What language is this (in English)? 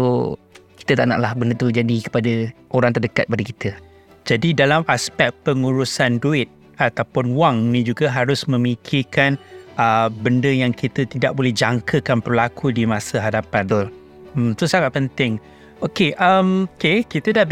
Malay